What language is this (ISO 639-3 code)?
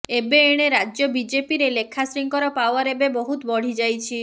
ori